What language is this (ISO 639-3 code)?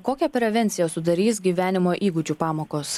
lit